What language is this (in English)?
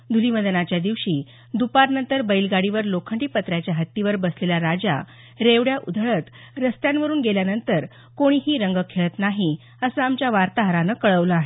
Marathi